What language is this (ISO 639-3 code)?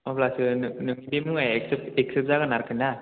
brx